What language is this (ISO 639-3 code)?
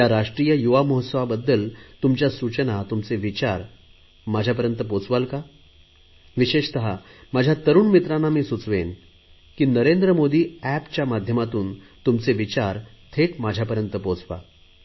mar